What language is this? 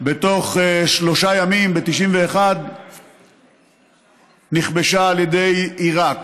Hebrew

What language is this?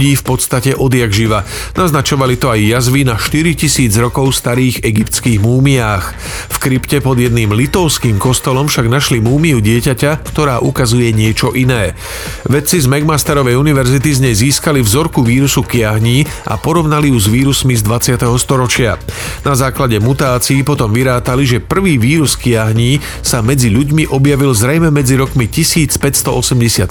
Slovak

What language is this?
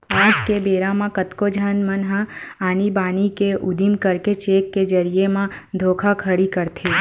Chhattisgarhi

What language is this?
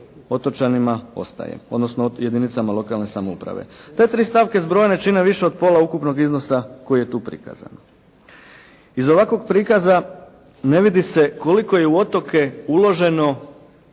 Croatian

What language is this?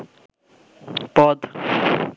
Bangla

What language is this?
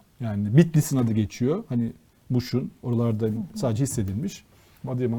Turkish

